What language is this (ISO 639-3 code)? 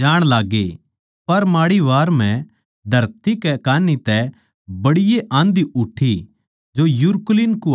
bgc